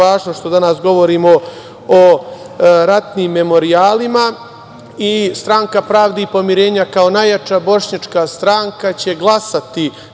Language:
Serbian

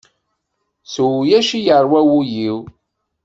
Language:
Kabyle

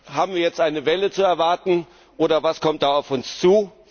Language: German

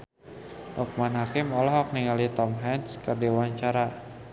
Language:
Sundanese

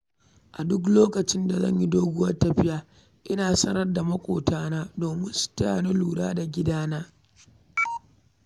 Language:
Hausa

